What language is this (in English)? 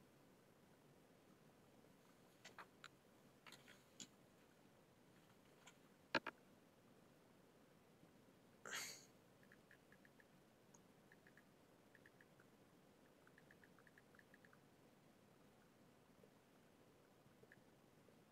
Turkish